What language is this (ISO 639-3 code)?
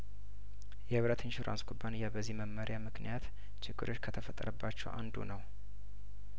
amh